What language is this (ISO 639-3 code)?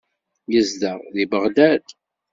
kab